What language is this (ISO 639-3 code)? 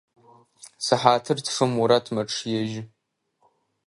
ady